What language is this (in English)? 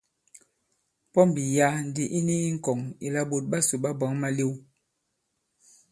Bankon